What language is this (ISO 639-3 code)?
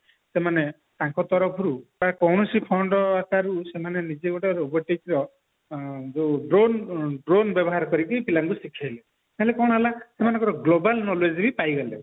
ori